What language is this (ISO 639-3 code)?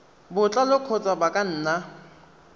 tsn